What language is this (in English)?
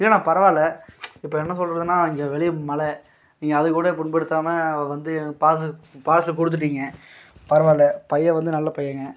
Tamil